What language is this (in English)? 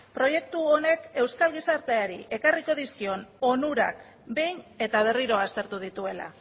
Basque